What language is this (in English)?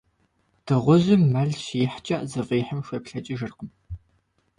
Kabardian